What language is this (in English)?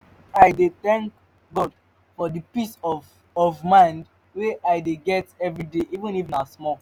Nigerian Pidgin